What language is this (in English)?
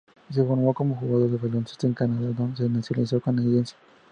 Spanish